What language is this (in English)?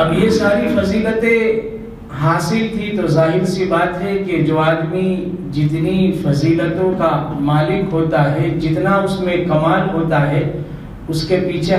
Hindi